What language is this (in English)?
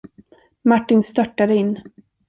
Swedish